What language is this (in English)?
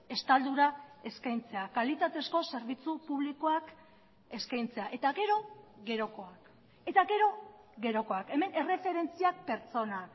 Basque